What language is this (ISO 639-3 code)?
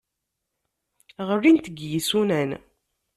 kab